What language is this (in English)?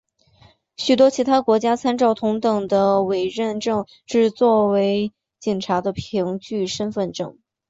Chinese